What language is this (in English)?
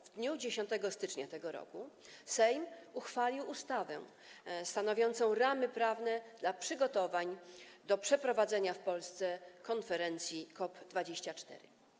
Polish